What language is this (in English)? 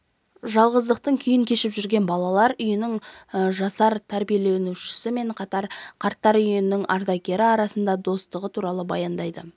Kazakh